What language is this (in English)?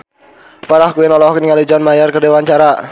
Sundanese